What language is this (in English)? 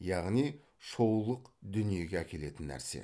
Kazakh